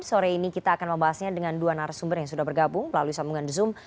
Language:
Indonesian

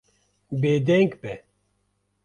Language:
Kurdish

